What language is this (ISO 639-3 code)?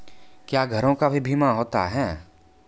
mai